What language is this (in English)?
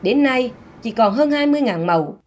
Vietnamese